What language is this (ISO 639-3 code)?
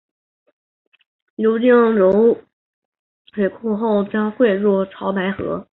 zho